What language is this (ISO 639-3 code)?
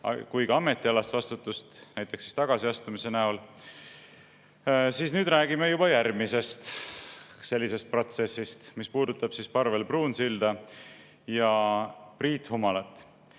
est